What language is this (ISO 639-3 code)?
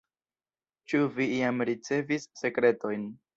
epo